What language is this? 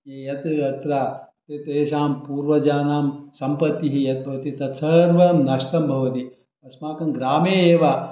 Sanskrit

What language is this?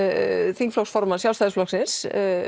Icelandic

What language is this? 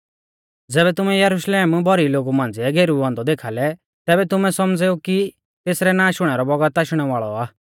Mahasu Pahari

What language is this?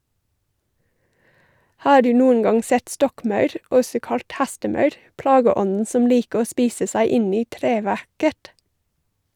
Norwegian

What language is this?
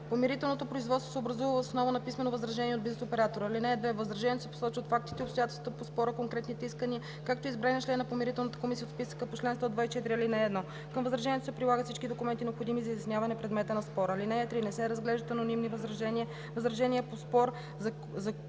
Bulgarian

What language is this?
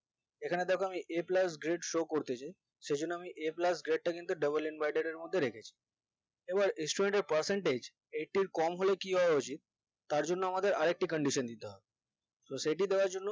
Bangla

